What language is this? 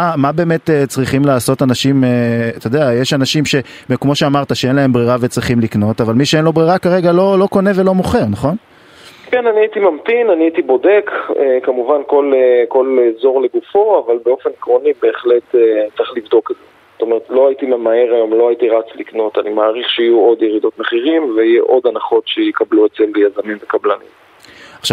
Hebrew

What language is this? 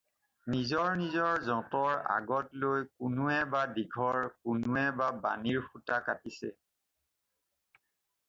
Assamese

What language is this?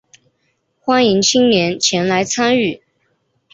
Chinese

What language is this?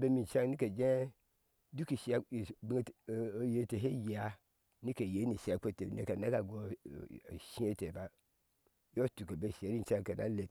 Ashe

